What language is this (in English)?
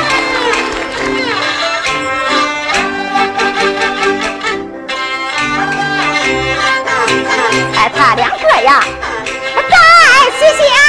Chinese